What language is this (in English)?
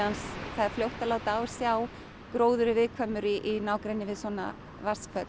Icelandic